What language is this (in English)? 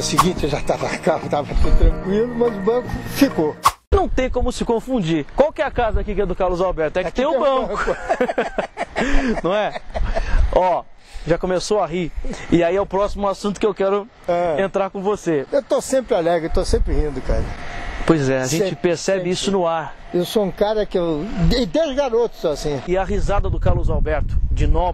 Portuguese